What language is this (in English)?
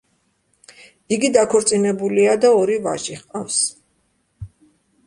Georgian